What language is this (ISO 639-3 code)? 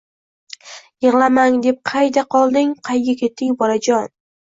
uzb